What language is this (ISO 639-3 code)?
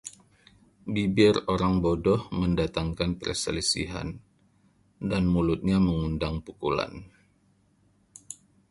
ind